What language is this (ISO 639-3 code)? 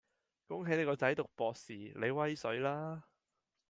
yue